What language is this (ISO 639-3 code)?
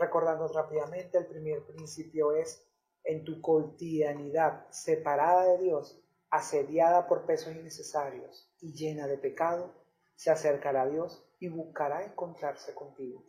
spa